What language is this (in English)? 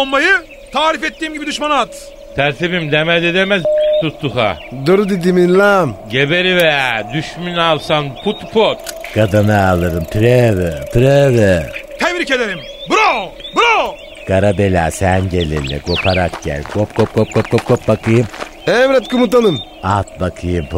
Turkish